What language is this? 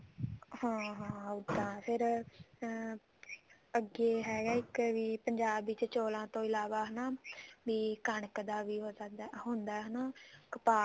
Punjabi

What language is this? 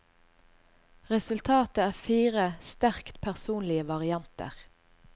Norwegian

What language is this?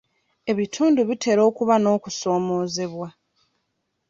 Ganda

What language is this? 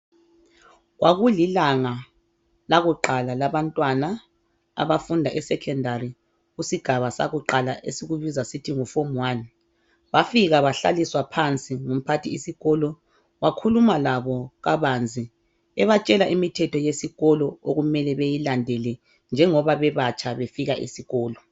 North Ndebele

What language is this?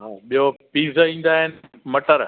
Sindhi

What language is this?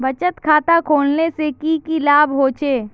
Magahi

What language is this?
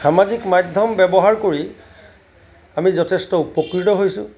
Assamese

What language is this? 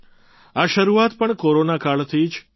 Gujarati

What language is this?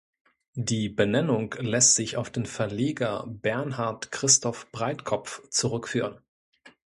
German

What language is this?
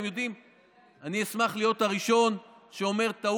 Hebrew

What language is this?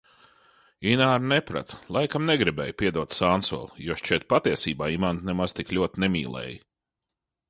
Latvian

